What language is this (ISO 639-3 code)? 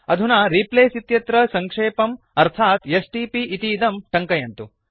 san